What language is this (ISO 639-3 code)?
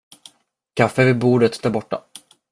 swe